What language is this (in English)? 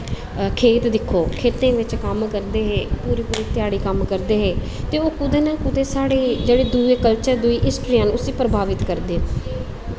Dogri